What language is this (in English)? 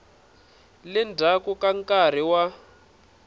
Tsonga